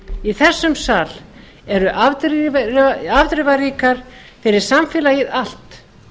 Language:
Icelandic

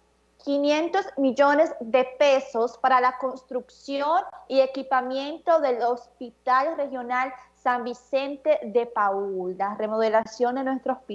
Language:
Spanish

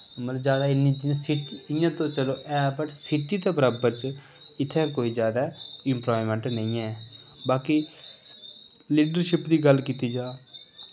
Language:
Dogri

